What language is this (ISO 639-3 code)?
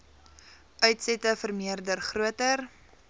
afr